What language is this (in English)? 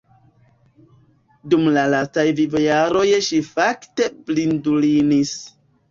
Esperanto